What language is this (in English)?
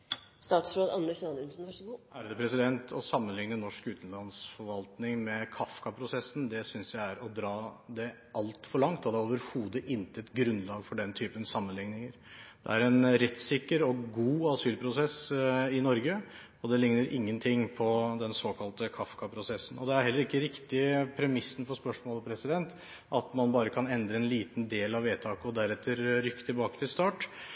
Norwegian